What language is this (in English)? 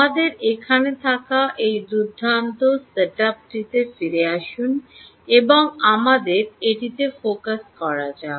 Bangla